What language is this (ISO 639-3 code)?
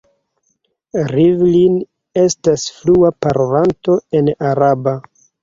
epo